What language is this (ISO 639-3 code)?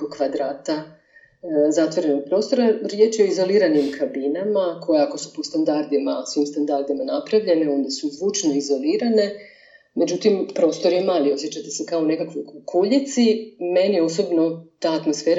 hrv